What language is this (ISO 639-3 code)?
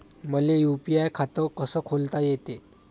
mar